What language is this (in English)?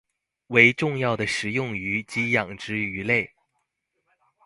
Chinese